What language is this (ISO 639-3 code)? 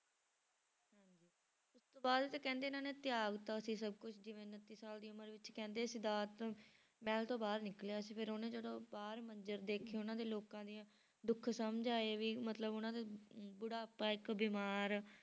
pan